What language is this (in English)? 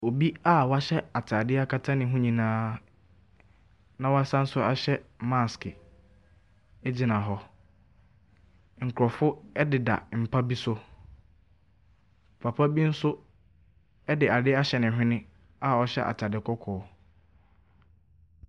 Akan